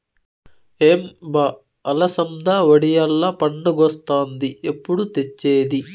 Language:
Telugu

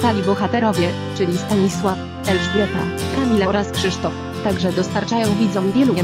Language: Polish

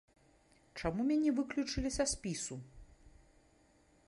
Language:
Belarusian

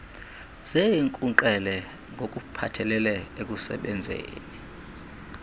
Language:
Xhosa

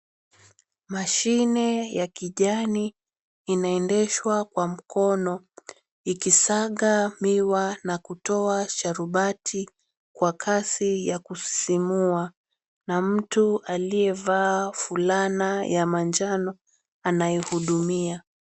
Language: Swahili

